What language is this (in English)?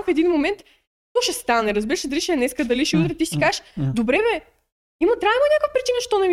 Bulgarian